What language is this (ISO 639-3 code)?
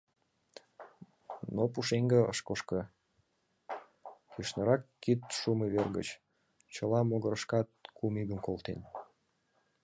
chm